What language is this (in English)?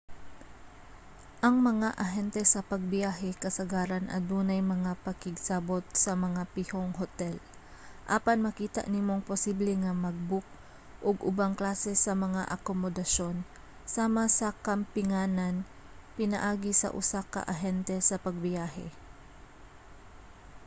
Cebuano